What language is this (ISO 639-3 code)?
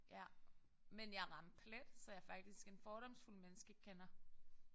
dan